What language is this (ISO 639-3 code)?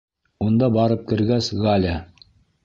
bak